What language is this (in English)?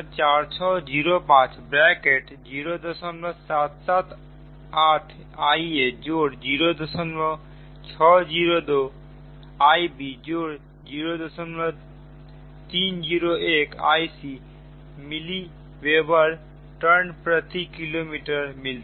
Hindi